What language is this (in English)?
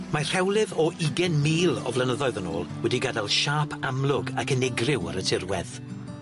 Welsh